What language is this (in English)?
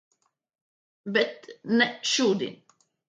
Latvian